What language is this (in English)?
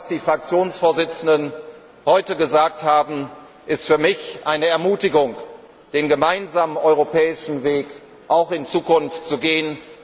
German